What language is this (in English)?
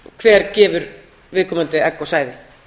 Icelandic